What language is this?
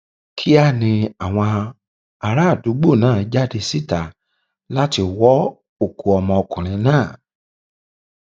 Yoruba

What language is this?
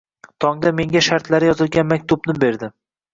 Uzbek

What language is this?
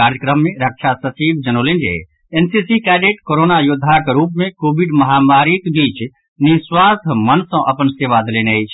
Maithili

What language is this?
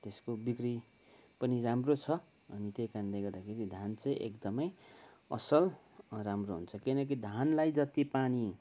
Nepali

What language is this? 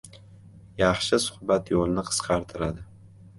Uzbek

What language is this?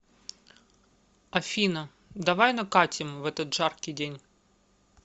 Russian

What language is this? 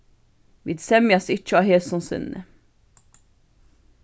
Faroese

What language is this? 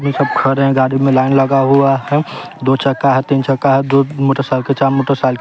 Hindi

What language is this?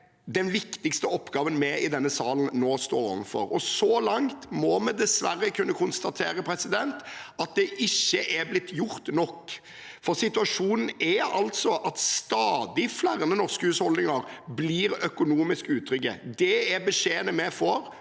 Norwegian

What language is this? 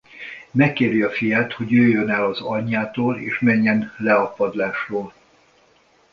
Hungarian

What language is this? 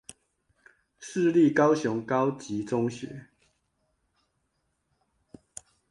Chinese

